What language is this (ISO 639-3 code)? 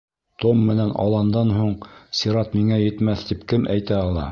bak